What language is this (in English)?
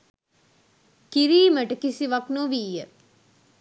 Sinhala